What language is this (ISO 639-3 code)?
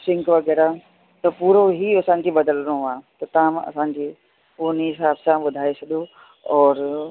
snd